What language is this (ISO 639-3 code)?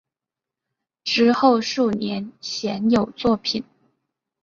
zho